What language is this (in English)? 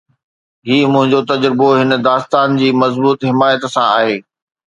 Sindhi